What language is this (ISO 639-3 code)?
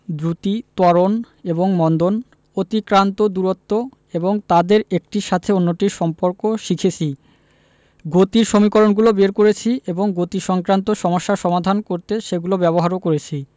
ben